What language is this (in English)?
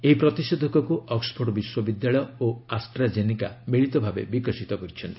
Odia